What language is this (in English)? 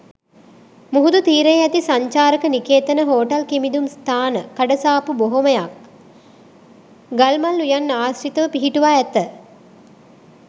Sinhala